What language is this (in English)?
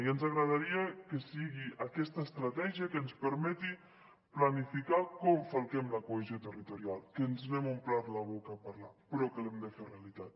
Catalan